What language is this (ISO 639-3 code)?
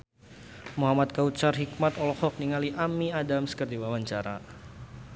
sun